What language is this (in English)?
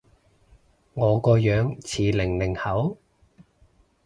Cantonese